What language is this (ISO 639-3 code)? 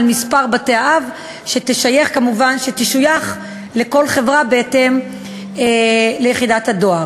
heb